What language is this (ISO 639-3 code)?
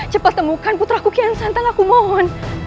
ind